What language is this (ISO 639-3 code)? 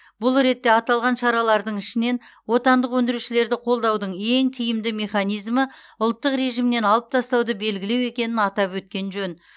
kaz